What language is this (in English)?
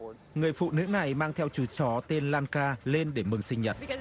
Vietnamese